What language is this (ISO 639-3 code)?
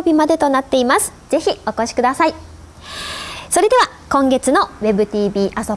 jpn